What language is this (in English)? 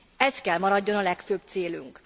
Hungarian